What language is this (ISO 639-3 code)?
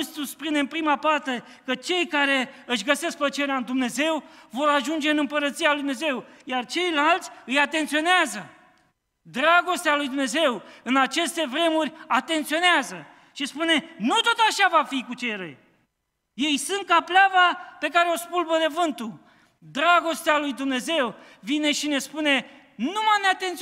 ron